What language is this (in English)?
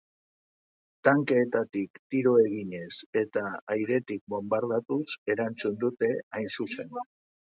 Basque